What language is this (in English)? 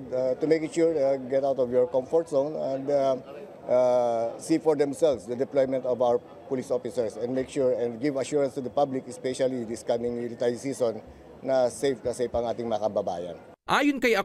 Filipino